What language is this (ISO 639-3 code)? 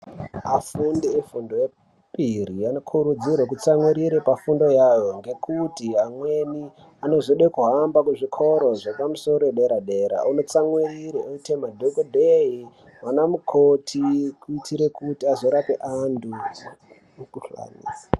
ndc